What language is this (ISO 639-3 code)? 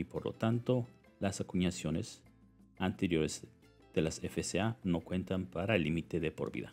spa